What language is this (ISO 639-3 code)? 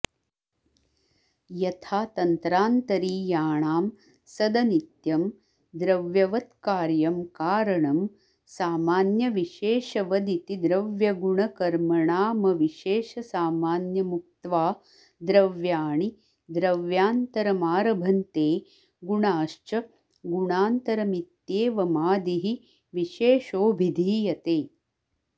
san